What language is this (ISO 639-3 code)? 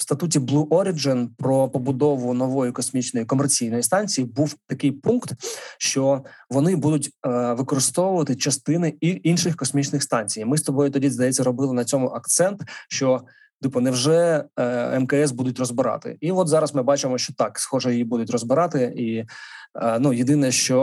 ukr